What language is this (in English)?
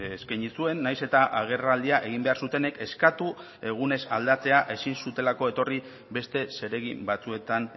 Basque